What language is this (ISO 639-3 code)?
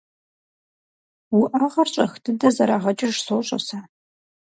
kbd